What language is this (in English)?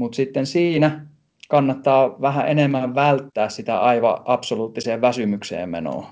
Finnish